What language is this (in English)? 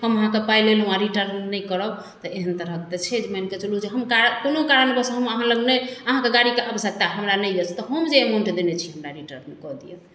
Maithili